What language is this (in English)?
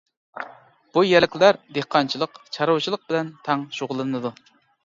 Uyghur